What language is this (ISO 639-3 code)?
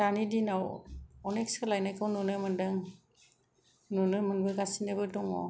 brx